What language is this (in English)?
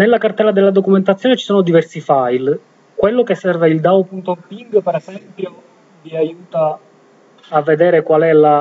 Italian